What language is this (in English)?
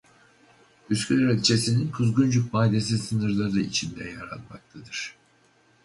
Turkish